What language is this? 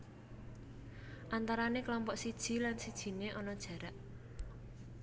Javanese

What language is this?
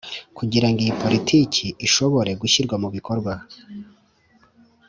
Kinyarwanda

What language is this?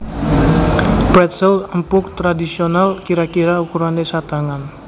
Javanese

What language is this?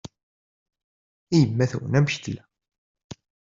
Kabyle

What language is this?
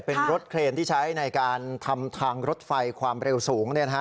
Thai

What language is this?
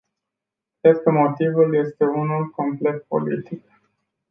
Romanian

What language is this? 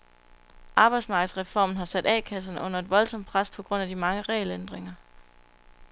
Danish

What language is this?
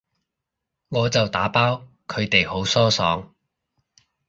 Cantonese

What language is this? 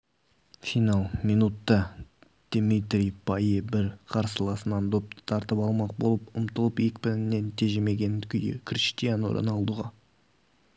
Kazakh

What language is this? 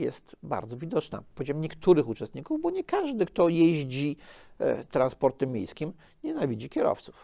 Polish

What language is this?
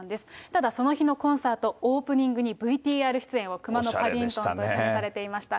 Japanese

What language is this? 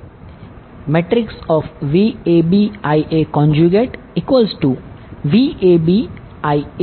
Gujarati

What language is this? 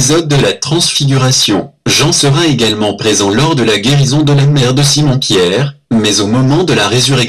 French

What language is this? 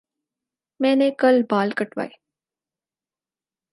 Urdu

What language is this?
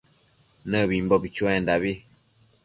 Matsés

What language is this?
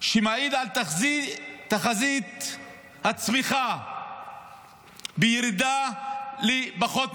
Hebrew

